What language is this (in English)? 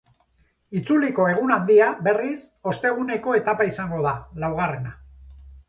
Basque